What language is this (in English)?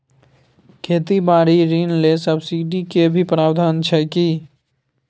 Maithili